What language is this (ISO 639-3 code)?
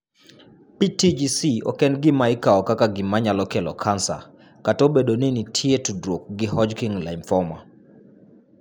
luo